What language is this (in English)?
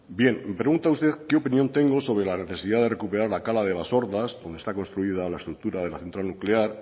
Spanish